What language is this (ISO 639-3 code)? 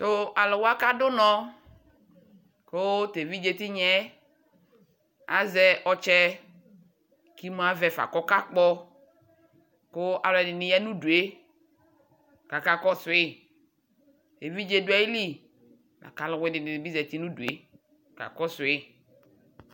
kpo